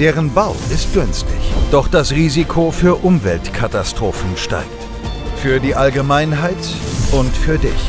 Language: German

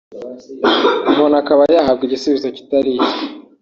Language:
Kinyarwanda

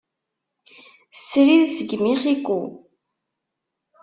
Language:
Kabyle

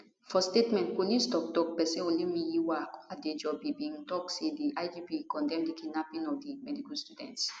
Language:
Nigerian Pidgin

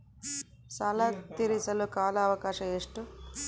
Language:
Kannada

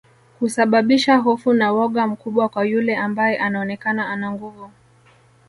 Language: Swahili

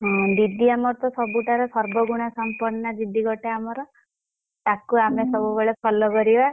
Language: Odia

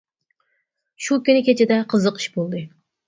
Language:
Uyghur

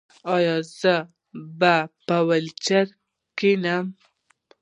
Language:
Pashto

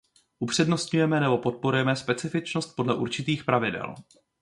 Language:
Czech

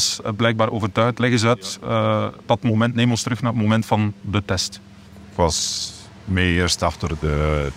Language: Dutch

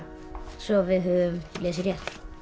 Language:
Icelandic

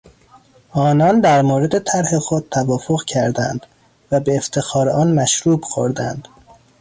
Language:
Persian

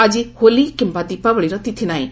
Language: Odia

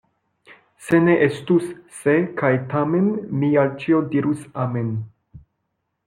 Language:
Esperanto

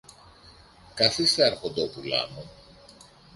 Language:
Greek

